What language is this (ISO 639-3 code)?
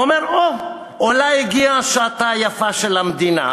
heb